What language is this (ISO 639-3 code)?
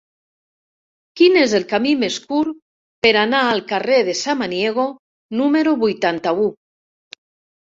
cat